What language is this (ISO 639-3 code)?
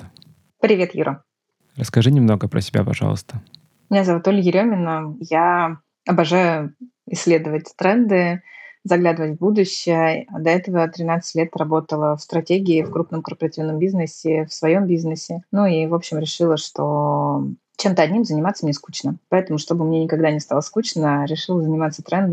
rus